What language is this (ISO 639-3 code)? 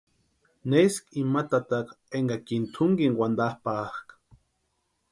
pua